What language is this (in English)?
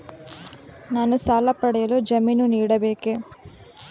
Kannada